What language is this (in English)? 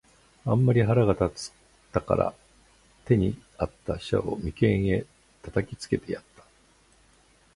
Japanese